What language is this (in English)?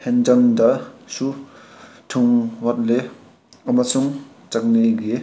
Manipuri